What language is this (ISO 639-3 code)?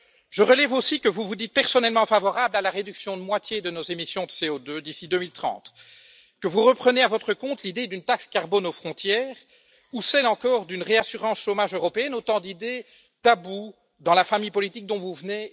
fra